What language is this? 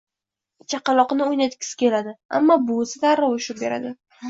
Uzbek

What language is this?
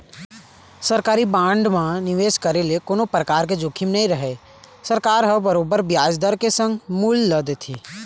Chhattisgarhi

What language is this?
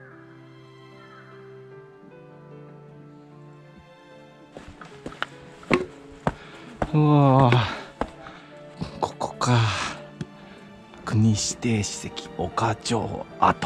Japanese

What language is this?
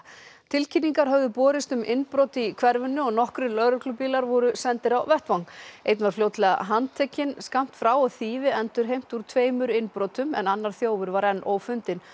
Icelandic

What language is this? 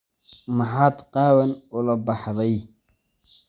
Somali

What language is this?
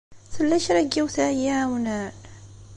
Kabyle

